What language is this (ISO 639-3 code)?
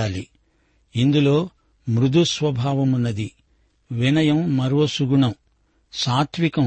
tel